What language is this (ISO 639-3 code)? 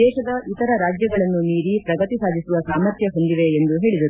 kan